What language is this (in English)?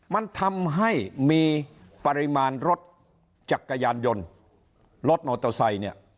Thai